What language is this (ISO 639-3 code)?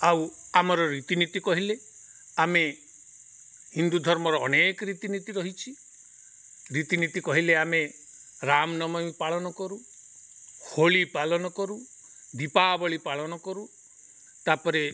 ori